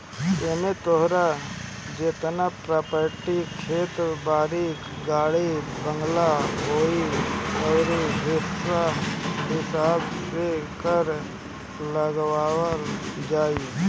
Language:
Bhojpuri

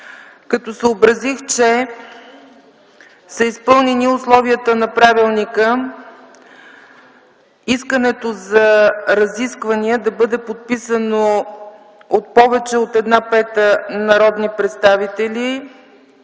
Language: Bulgarian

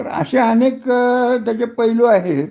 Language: Marathi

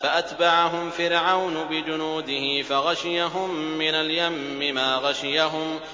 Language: Arabic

